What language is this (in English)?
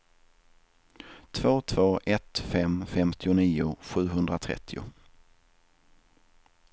Swedish